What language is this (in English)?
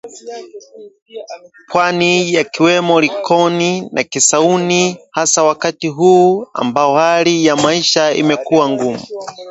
Swahili